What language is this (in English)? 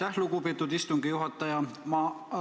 Estonian